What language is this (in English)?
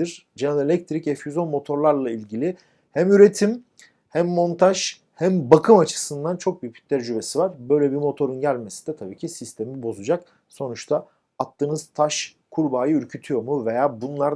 Turkish